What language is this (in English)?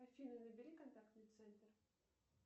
Russian